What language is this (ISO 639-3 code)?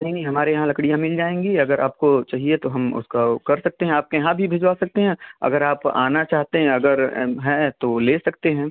hin